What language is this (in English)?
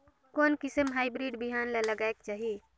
Chhattisgarhi